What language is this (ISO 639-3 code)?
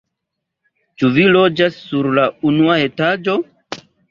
epo